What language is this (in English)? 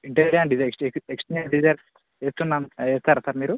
Telugu